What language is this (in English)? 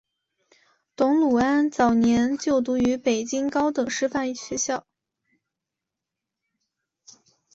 Chinese